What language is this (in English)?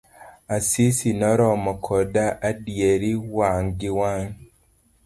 Luo (Kenya and Tanzania)